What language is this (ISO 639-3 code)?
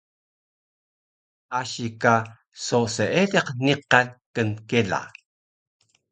trv